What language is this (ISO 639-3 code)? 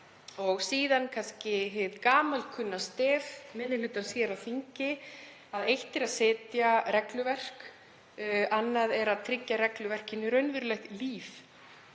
isl